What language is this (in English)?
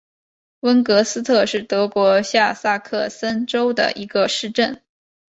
Chinese